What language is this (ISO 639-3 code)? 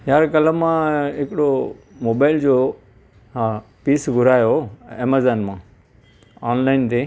snd